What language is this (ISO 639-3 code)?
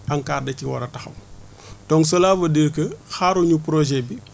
wol